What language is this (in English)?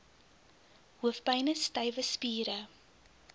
Afrikaans